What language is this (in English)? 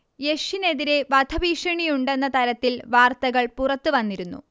Malayalam